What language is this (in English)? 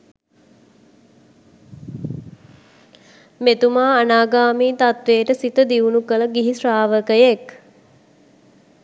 Sinhala